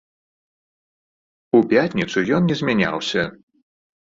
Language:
Belarusian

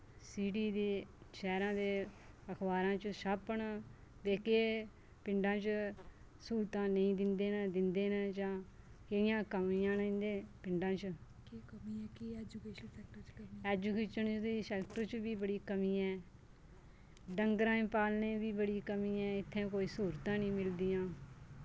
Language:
Dogri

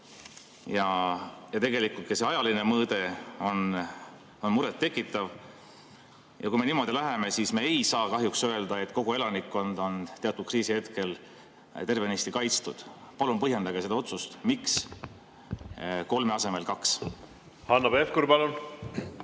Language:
Estonian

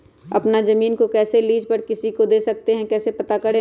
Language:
Magahi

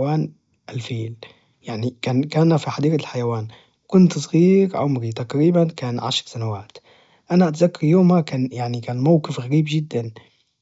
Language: Najdi Arabic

